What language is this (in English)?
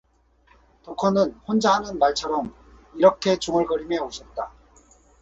Korean